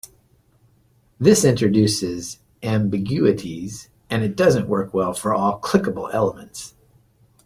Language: English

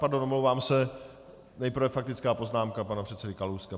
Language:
Czech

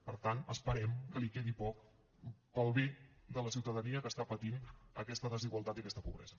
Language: Catalan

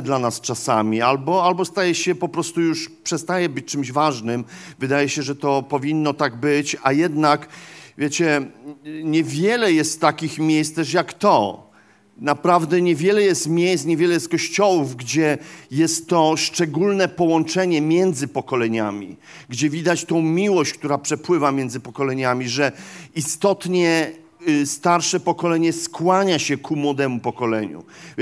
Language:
Polish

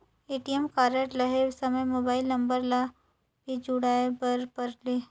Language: Chhattisgarhi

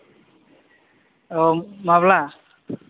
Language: Bodo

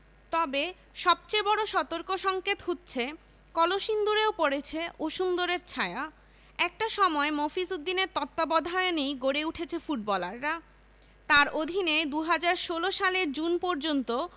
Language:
Bangla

